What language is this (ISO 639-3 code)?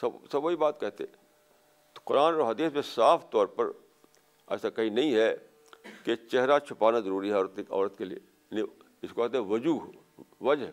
urd